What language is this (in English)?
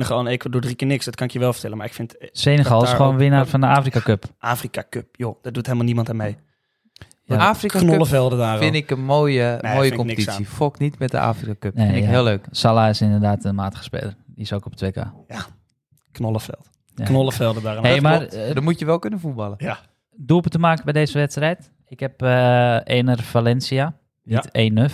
Dutch